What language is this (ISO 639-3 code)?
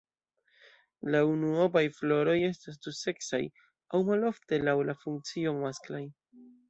epo